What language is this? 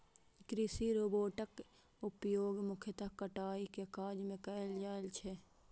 Maithili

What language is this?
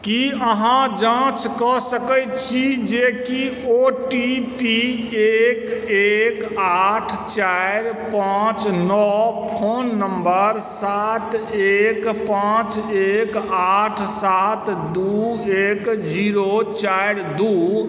Maithili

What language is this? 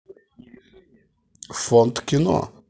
Russian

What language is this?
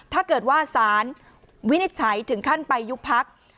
Thai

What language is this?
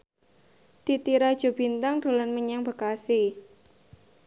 Javanese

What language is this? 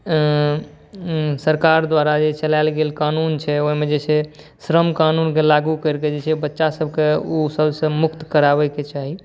Maithili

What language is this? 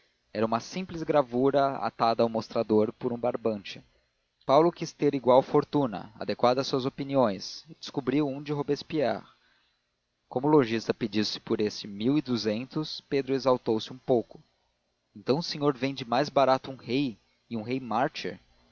Portuguese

